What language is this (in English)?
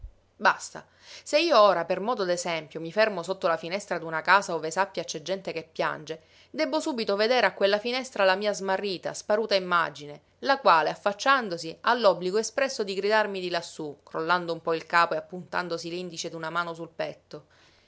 Italian